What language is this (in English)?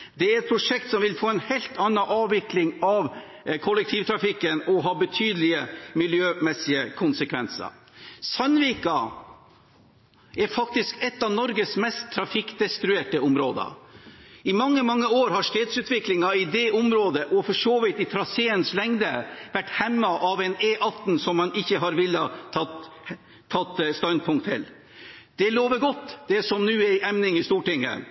Norwegian Bokmål